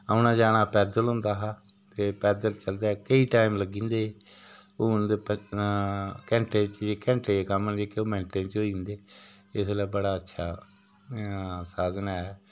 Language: Dogri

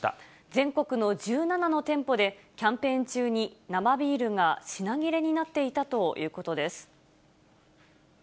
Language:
Japanese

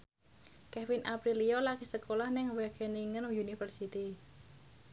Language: Javanese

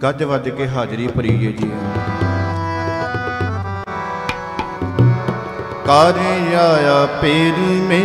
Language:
Hindi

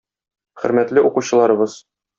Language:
Tatar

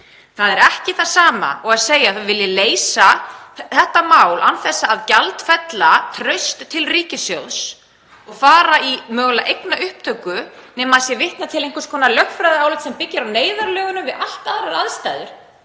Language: Icelandic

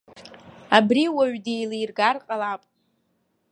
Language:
Abkhazian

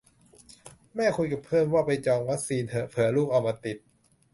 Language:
Thai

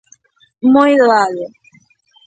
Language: Galician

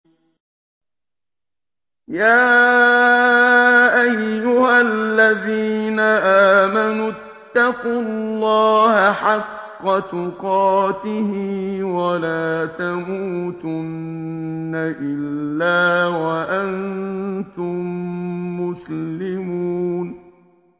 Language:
Arabic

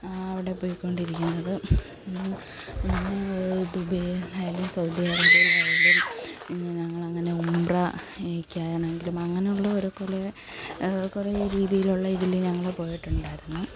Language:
Malayalam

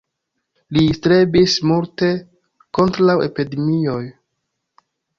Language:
Esperanto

